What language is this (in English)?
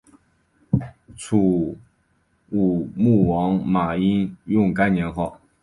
Chinese